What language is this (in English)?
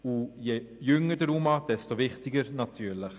Swiss German